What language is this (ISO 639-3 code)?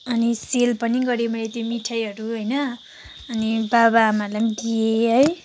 nep